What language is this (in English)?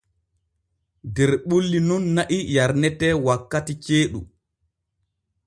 Borgu Fulfulde